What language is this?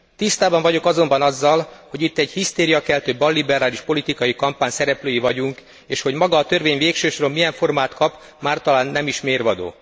Hungarian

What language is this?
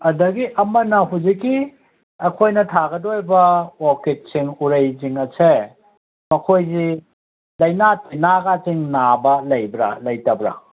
Manipuri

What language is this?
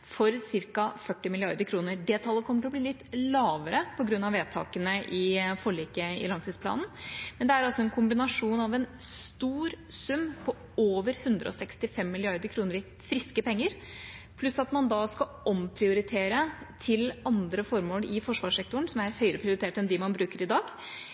Norwegian Bokmål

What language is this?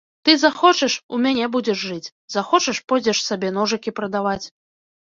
Belarusian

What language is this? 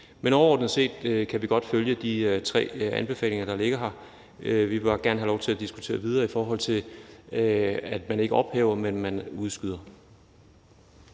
Danish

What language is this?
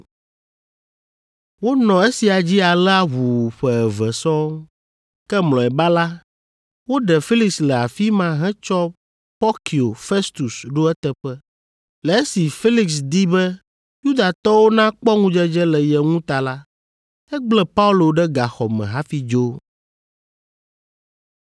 Ewe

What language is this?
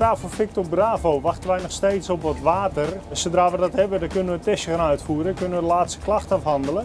Dutch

